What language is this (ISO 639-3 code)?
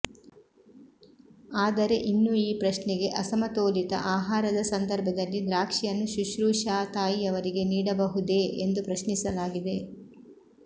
kan